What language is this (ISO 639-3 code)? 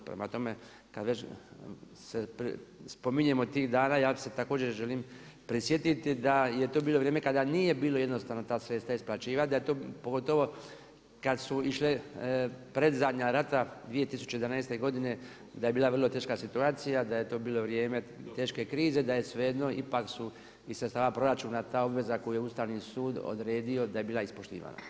hrv